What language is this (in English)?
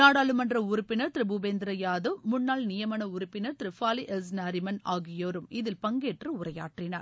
Tamil